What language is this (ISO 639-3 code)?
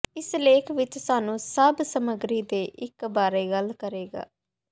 pan